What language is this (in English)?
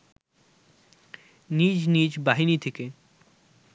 Bangla